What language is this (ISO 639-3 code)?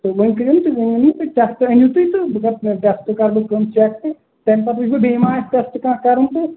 kas